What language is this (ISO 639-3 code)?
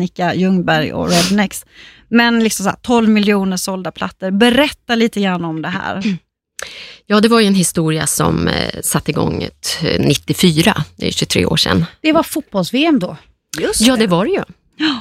swe